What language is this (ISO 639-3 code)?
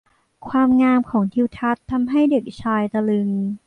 tha